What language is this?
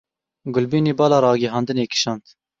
Kurdish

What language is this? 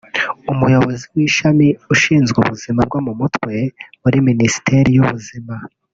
Kinyarwanda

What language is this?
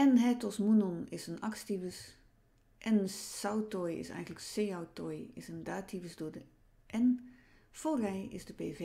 Dutch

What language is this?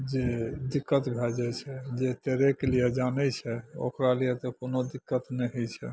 Maithili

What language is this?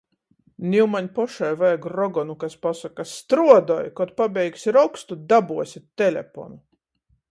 Latgalian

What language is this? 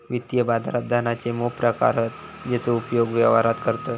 Marathi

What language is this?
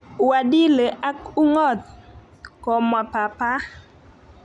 Kalenjin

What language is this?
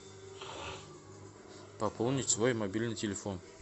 Russian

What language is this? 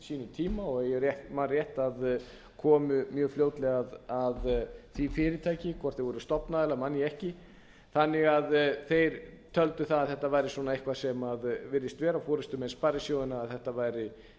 Icelandic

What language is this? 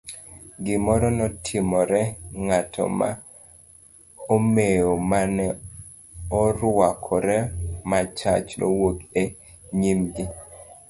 Luo (Kenya and Tanzania)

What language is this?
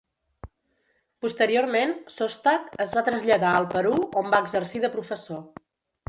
Catalan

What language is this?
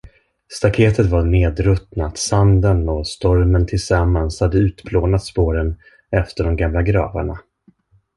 Swedish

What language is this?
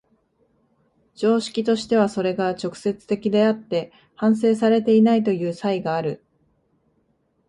Japanese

